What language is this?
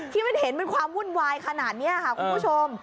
Thai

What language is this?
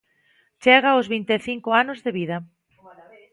Galician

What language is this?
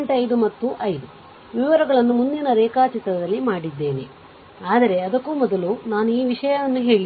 Kannada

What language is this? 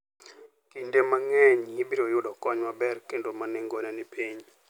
Luo (Kenya and Tanzania)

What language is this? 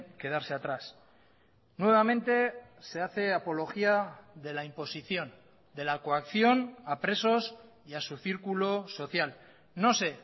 Spanish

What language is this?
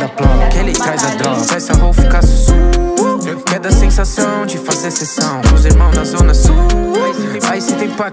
Portuguese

